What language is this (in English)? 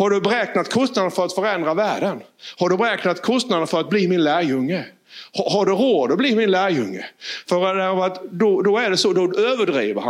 Swedish